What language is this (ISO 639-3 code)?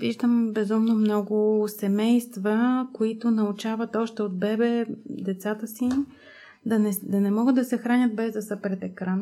bul